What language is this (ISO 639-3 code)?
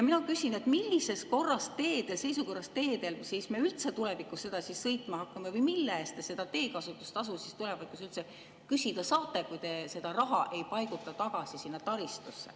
est